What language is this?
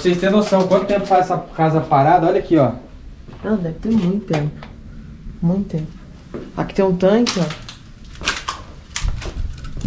Portuguese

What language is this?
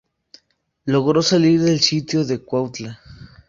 Spanish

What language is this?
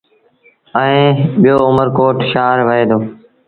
Sindhi Bhil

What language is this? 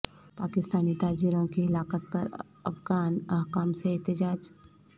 Urdu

